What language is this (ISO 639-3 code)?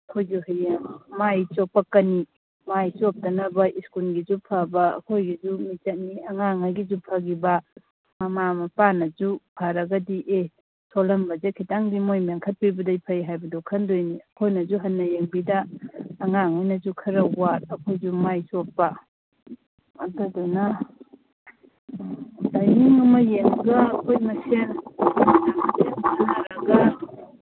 mni